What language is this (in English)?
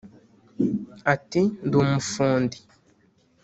Kinyarwanda